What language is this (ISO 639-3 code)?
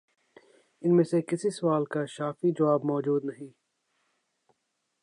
urd